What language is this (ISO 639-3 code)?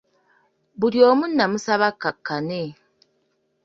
lug